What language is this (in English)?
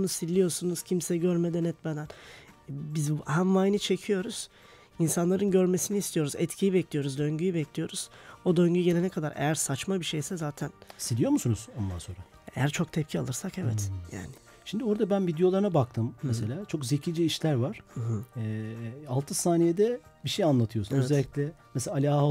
Turkish